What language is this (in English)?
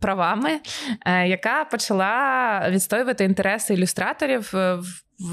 Ukrainian